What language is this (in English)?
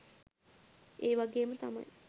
Sinhala